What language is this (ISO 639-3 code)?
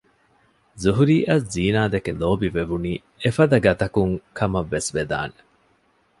div